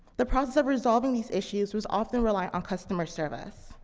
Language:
English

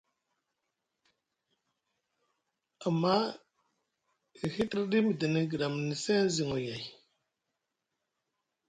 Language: Musgu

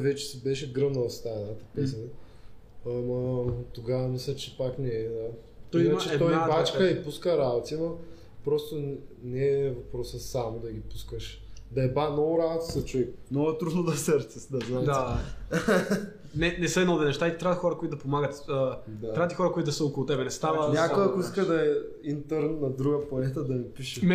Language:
Bulgarian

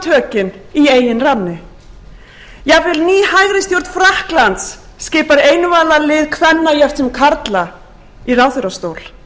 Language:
Icelandic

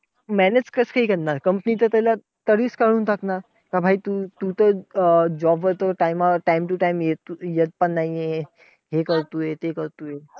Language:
Marathi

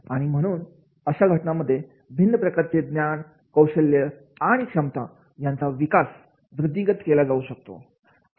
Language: Marathi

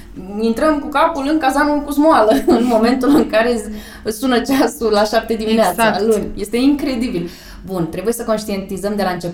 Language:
Romanian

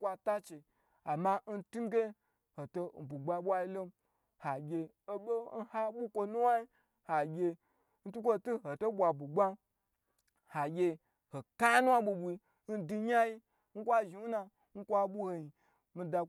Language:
Gbagyi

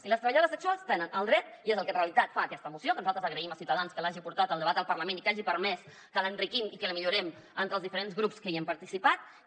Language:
Catalan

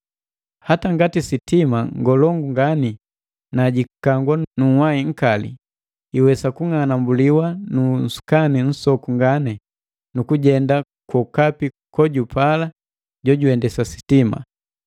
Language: Matengo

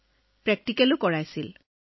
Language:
Assamese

